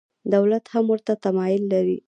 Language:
Pashto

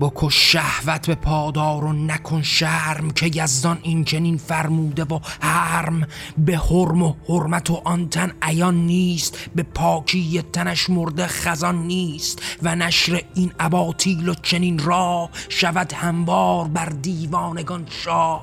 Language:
Persian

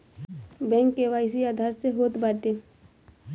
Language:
Bhojpuri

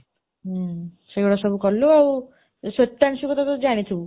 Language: Odia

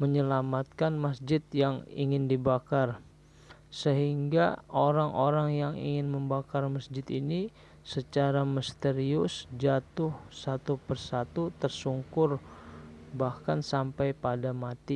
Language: Indonesian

